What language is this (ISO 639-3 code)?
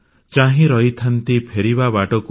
ori